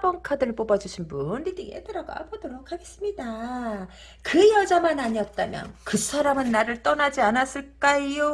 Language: Korean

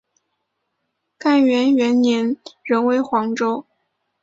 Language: Chinese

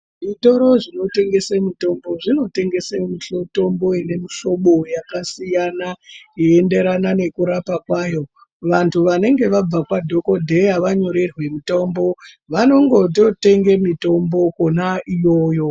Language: Ndau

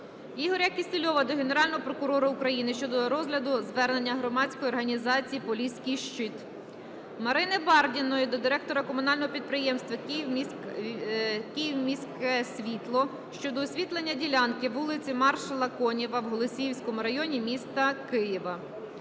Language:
Ukrainian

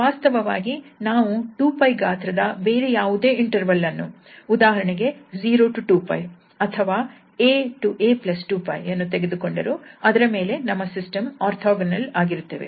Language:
Kannada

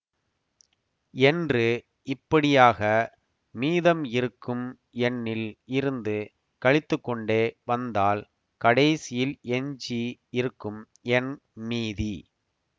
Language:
Tamil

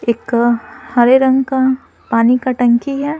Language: Hindi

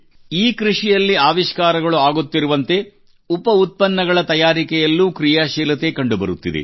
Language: Kannada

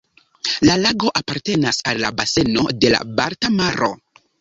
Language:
Esperanto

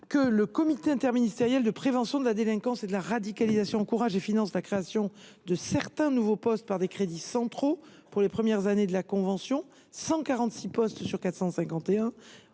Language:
French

